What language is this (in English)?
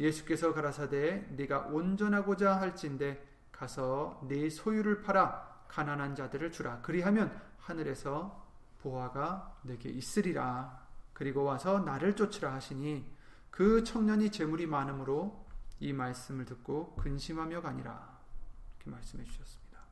Korean